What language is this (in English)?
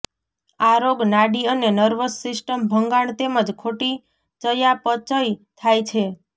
Gujarati